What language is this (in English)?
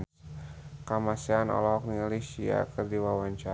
Sundanese